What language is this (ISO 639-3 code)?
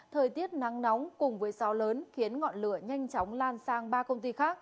vie